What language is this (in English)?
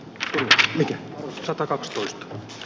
Finnish